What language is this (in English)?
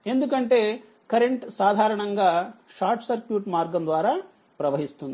Telugu